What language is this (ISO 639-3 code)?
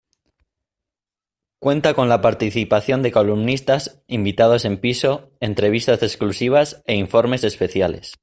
spa